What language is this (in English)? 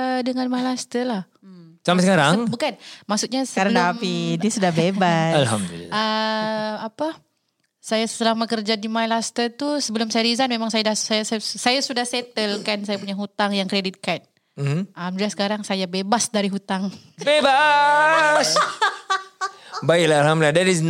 Malay